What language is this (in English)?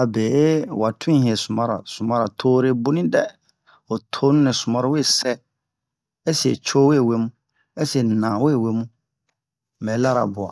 Bomu